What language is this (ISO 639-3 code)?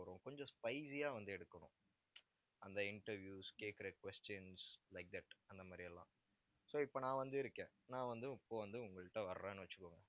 tam